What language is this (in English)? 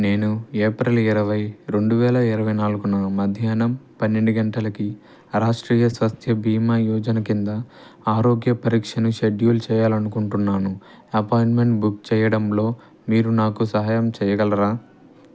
Telugu